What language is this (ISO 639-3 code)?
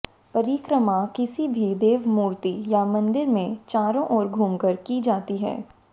hin